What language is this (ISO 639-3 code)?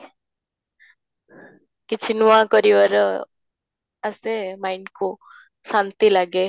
ori